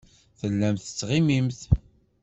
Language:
Kabyle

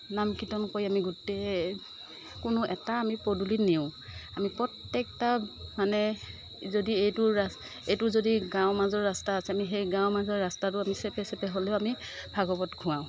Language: Assamese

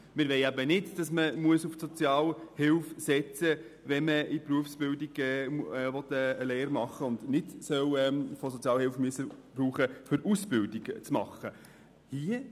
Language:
Swiss German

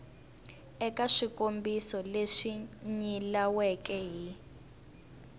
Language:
Tsonga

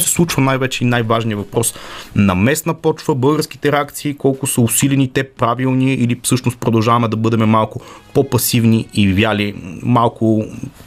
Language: Bulgarian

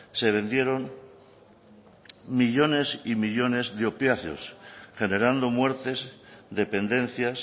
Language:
Spanish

